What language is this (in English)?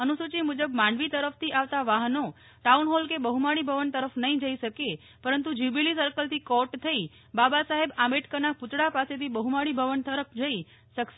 Gujarati